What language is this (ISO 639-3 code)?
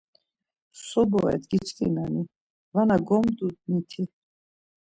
lzz